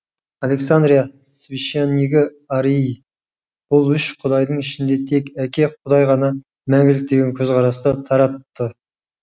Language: Kazakh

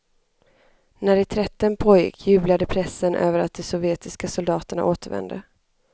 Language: Swedish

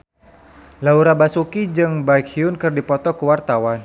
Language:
Sundanese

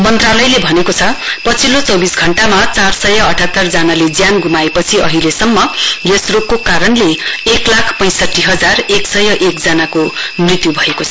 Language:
Nepali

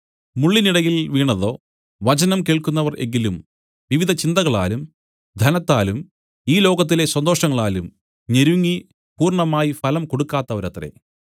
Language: Malayalam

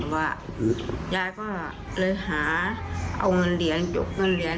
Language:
Thai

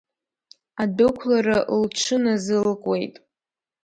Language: Abkhazian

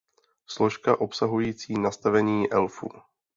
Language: Czech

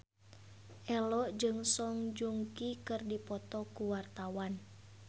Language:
Sundanese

